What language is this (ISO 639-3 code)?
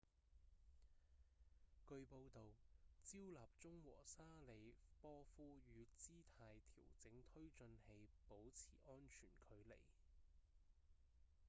yue